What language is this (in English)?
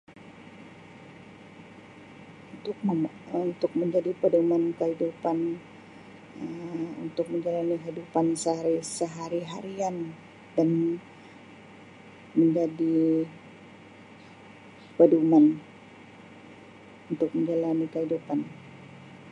Sabah Malay